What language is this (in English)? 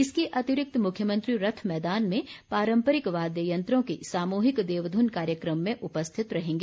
Hindi